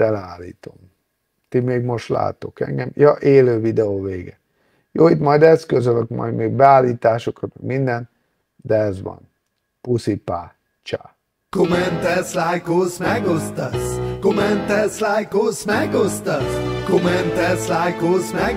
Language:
Hungarian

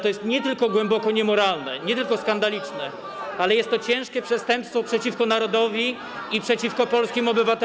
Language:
Polish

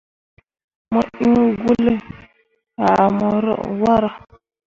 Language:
Mundang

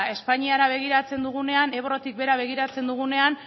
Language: Basque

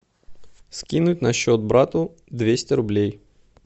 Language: Russian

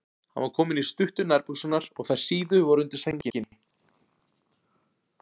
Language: Icelandic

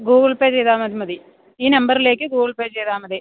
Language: Malayalam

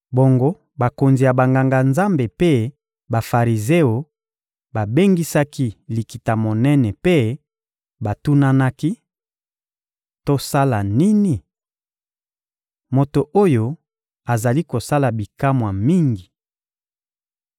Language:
Lingala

